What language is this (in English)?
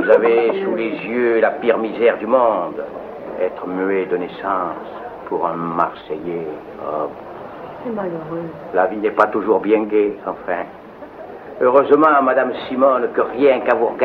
French